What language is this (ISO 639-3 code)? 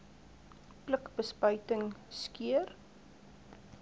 afr